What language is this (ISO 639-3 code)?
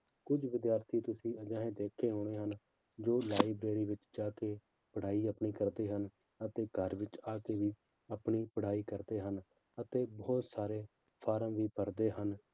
pan